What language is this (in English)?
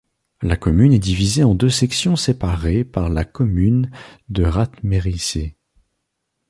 French